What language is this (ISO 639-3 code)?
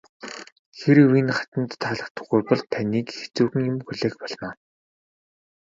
mon